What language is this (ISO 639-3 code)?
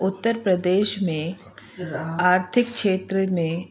snd